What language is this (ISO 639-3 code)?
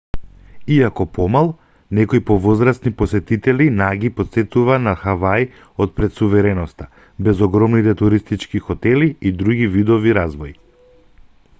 mkd